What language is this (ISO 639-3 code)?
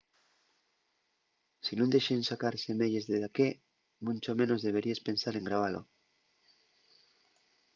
ast